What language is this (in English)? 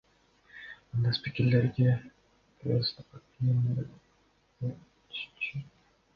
Kyrgyz